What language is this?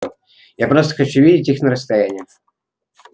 Russian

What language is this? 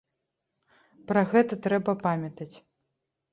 Belarusian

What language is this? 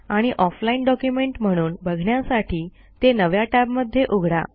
Marathi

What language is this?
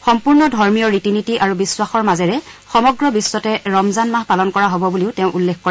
Assamese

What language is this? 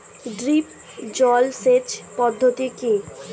Bangla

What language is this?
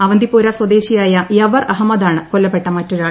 Malayalam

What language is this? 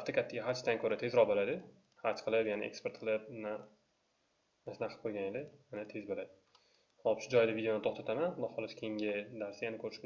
Turkish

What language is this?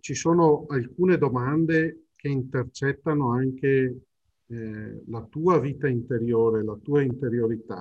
Italian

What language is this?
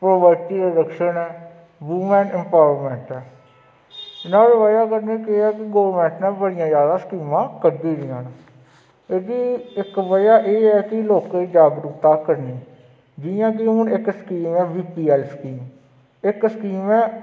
Dogri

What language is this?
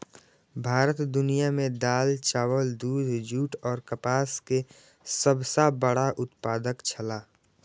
Maithili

